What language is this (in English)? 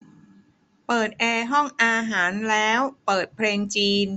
Thai